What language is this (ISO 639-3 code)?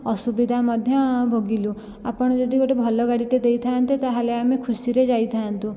ori